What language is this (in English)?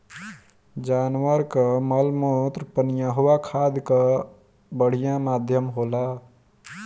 Bhojpuri